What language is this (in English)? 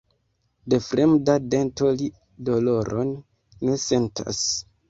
Esperanto